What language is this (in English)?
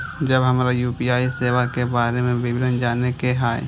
Maithili